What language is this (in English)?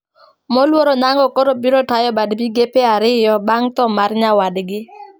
Luo (Kenya and Tanzania)